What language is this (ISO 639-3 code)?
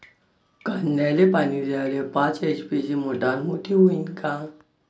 mar